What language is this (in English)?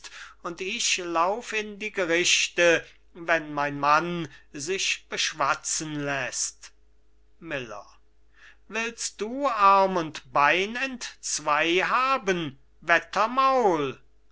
German